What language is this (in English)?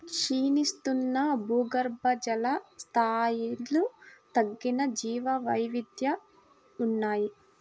Telugu